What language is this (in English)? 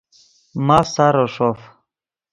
Yidgha